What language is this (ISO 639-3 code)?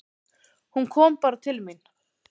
isl